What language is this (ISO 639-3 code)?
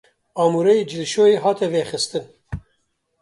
kur